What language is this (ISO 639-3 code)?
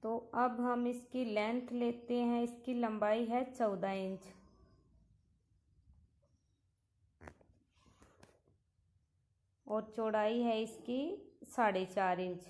hin